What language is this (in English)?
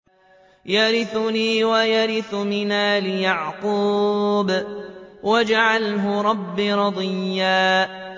Arabic